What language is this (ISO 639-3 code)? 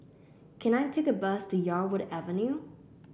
eng